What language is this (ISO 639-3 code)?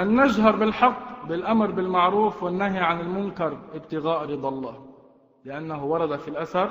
ara